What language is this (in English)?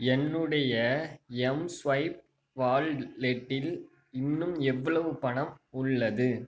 Tamil